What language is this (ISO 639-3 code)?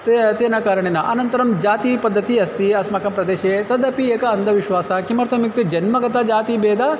san